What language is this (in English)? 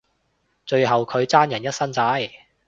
Cantonese